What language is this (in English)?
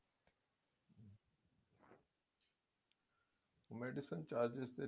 Punjabi